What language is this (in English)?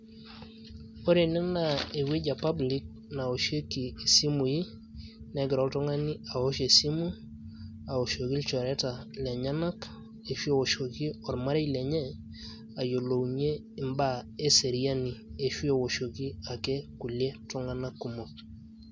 Masai